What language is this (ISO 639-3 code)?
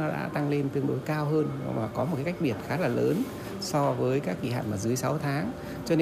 vie